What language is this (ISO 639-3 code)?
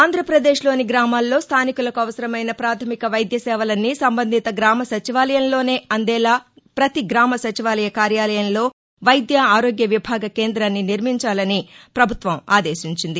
tel